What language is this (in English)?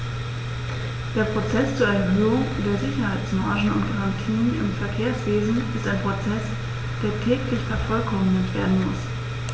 German